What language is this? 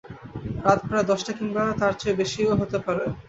Bangla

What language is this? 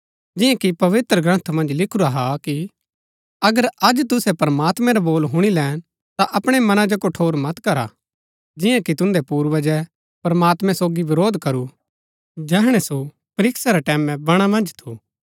Gaddi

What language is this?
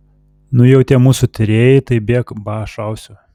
Lithuanian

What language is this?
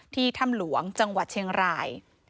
Thai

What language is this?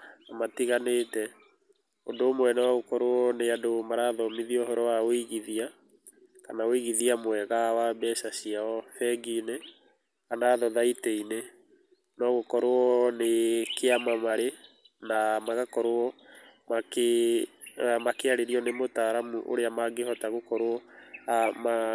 Kikuyu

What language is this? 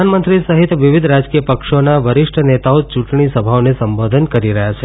Gujarati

